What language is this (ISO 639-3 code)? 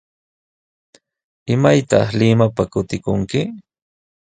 qws